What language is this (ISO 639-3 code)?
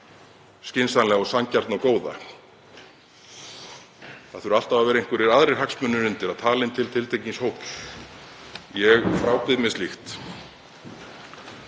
isl